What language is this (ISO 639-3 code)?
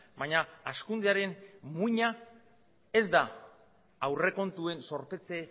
eus